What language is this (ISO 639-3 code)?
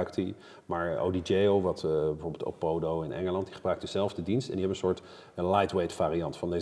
nld